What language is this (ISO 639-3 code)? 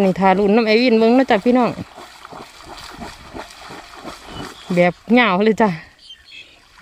tha